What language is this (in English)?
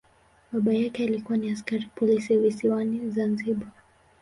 Swahili